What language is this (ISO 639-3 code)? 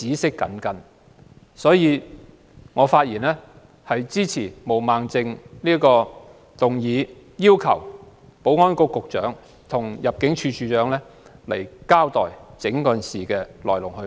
yue